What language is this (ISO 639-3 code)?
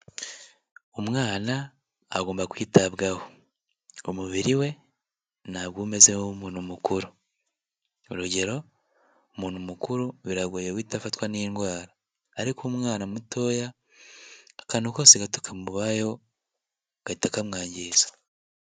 kin